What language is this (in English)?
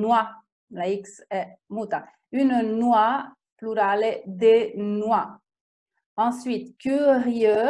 Italian